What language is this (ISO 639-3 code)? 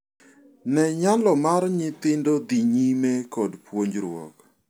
luo